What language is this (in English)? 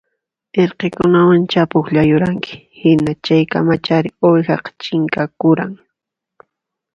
Puno Quechua